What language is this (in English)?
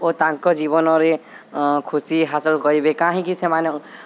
Odia